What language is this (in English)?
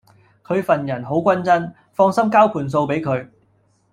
Cantonese